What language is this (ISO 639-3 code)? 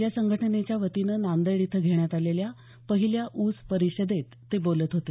mar